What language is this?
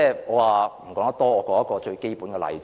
Cantonese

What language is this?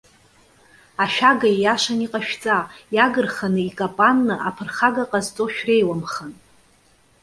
Abkhazian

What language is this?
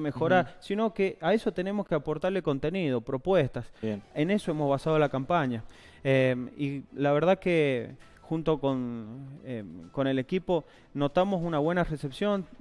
Spanish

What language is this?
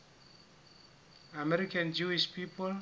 Southern Sotho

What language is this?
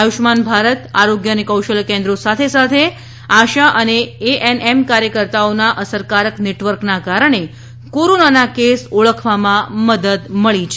Gujarati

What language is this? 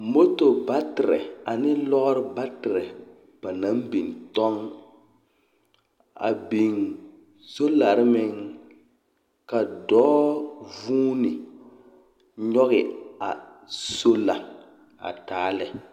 Southern Dagaare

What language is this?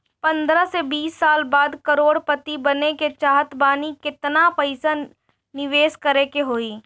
Bhojpuri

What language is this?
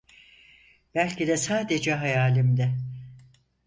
Turkish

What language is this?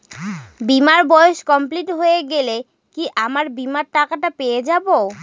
Bangla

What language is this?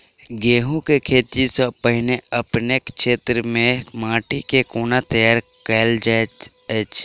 Maithili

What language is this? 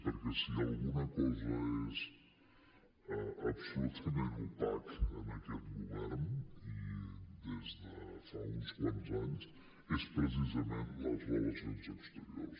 Catalan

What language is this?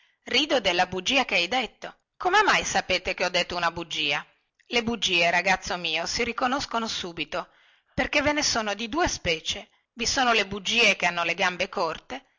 Italian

